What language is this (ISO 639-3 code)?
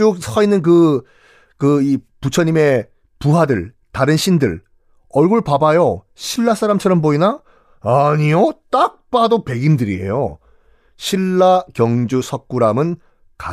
kor